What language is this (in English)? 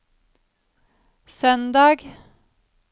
Norwegian